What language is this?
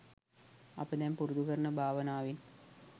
Sinhala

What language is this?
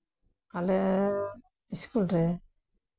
Santali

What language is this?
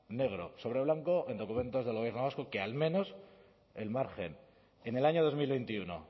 Spanish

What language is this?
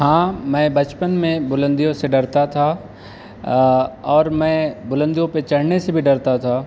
Urdu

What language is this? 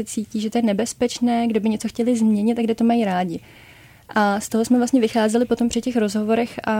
Czech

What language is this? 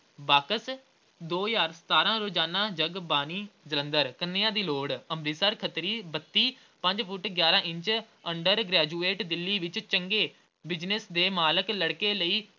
Punjabi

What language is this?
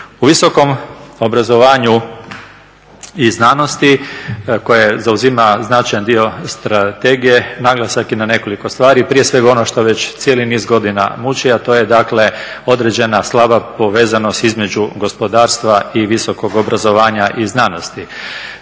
Croatian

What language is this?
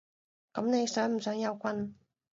Cantonese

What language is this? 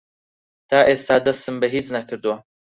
Central Kurdish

